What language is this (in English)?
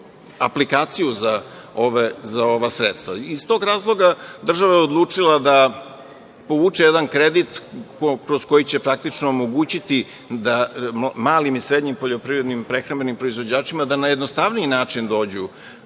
Serbian